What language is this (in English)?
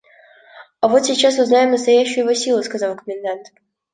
Russian